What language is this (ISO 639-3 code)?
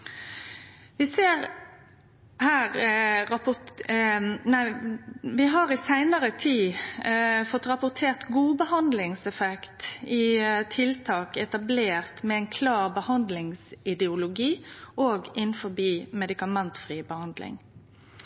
nno